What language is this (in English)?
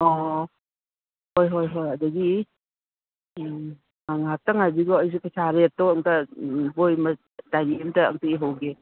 Manipuri